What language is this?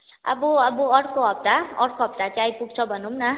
Nepali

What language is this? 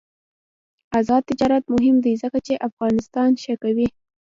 Pashto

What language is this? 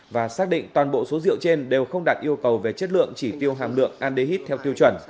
Vietnamese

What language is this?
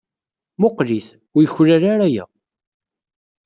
Kabyle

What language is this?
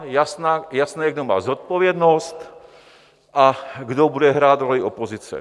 Czech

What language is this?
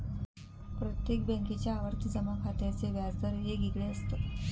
Marathi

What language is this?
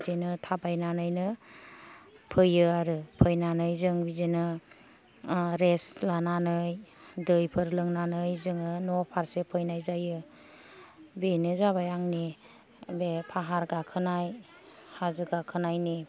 Bodo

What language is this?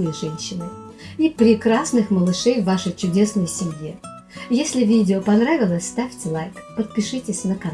Russian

